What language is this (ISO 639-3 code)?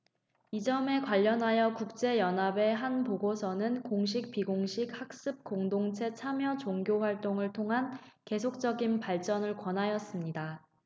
kor